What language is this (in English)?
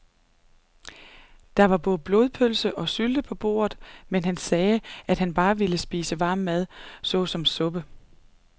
Danish